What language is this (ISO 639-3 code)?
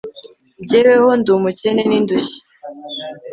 kin